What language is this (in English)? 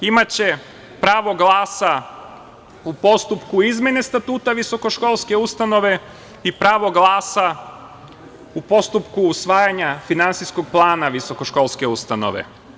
Serbian